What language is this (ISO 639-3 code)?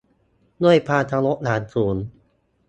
tha